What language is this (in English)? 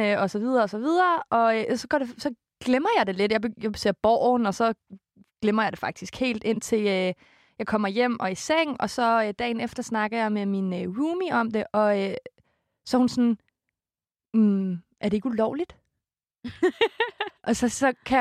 Danish